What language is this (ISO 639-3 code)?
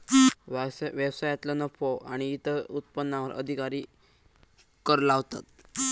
mar